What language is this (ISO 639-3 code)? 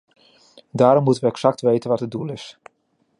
nld